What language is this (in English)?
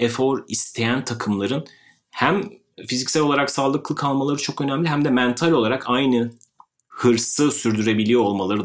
Turkish